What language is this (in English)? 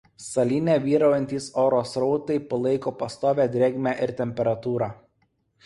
Lithuanian